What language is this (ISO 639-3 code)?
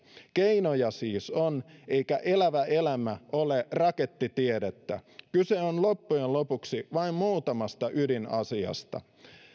fin